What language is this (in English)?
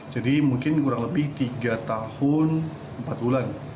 Indonesian